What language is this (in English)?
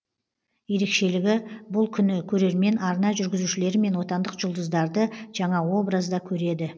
Kazakh